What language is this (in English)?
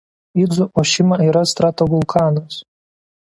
Lithuanian